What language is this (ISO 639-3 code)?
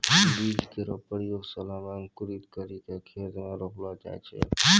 mai